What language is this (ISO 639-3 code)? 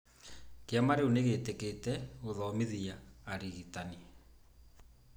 kik